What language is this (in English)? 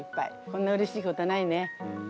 Japanese